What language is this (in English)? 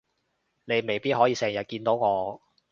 Cantonese